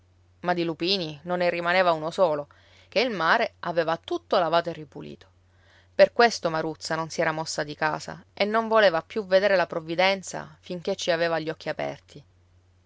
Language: Italian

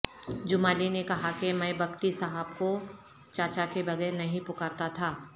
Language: Urdu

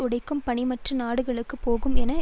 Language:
Tamil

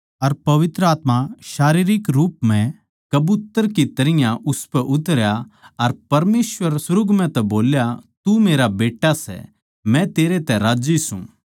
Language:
Haryanvi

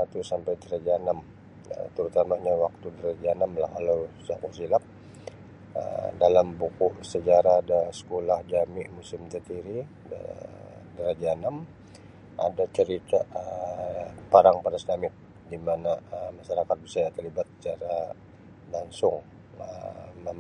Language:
Sabah Bisaya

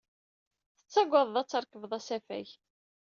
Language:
Kabyle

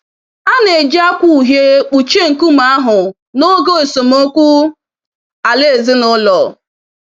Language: Igbo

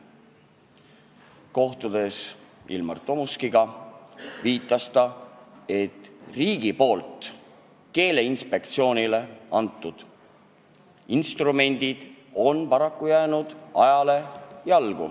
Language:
Estonian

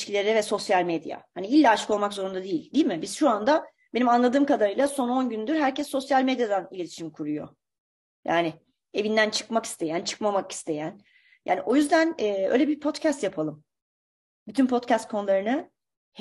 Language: Turkish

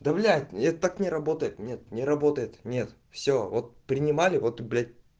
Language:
Russian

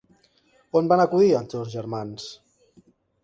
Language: Catalan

